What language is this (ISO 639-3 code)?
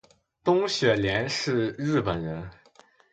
zho